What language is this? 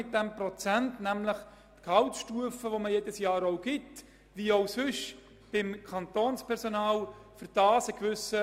Swiss German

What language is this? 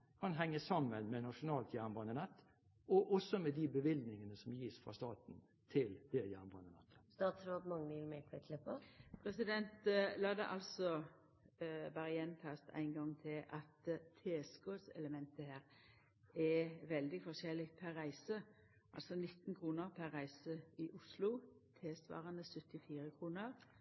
Norwegian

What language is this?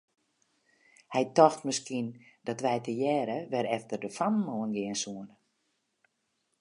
Western Frisian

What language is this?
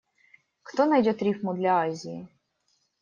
Russian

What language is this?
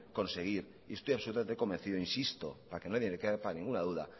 Spanish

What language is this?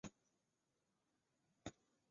Chinese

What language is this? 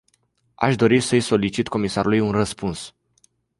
Romanian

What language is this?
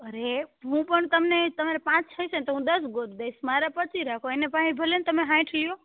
Gujarati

